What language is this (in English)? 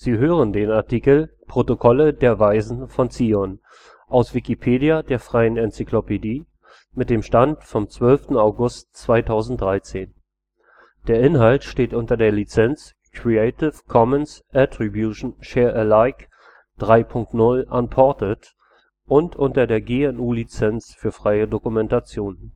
German